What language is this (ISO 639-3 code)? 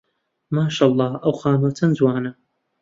ckb